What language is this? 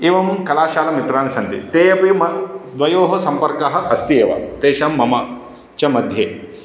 Sanskrit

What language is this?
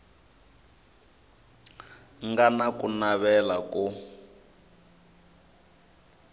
Tsonga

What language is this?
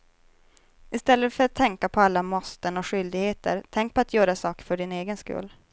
Swedish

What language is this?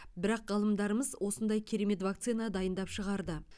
Kazakh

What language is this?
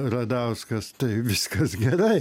Lithuanian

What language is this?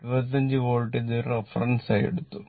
Malayalam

